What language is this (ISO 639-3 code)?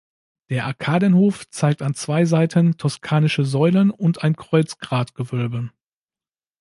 deu